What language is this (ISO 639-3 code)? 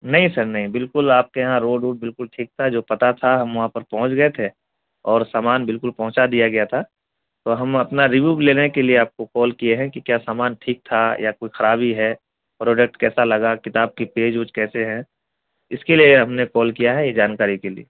urd